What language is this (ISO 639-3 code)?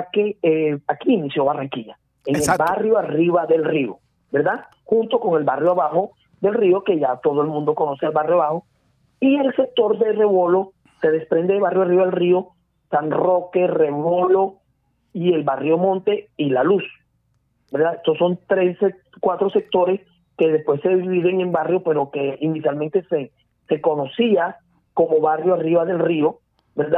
spa